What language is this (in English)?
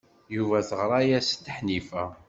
Kabyle